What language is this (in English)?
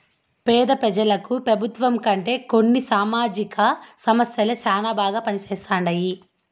Telugu